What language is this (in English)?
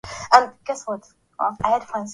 Swahili